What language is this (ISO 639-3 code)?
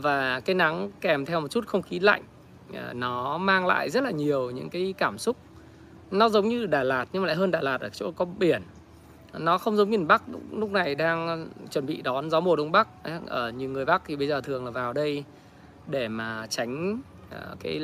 vie